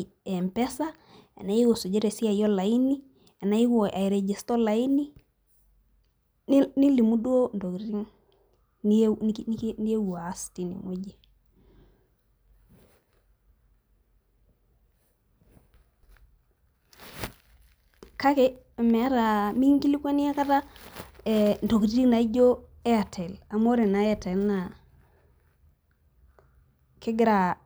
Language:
Masai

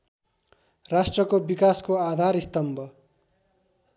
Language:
Nepali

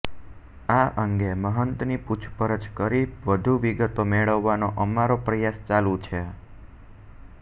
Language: Gujarati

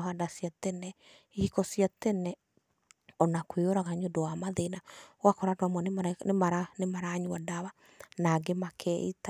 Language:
Kikuyu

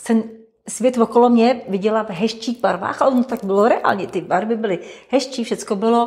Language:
Czech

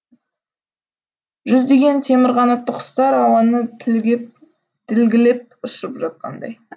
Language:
Kazakh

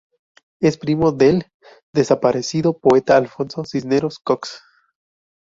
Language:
Spanish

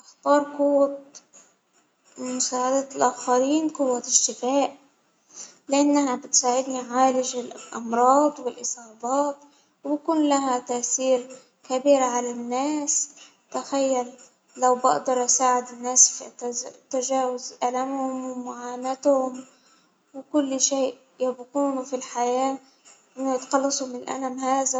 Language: Hijazi Arabic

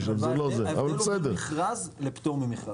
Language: Hebrew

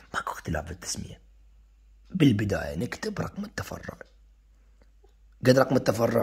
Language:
Arabic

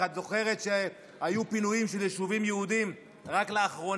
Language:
Hebrew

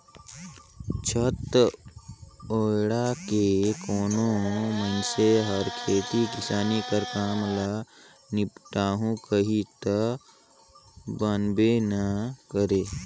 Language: Chhattisgarhi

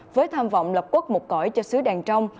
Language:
Vietnamese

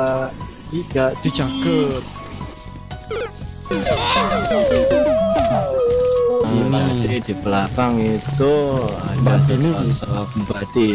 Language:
Indonesian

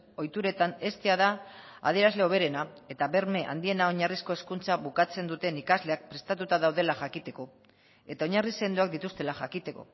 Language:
Basque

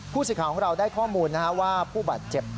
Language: Thai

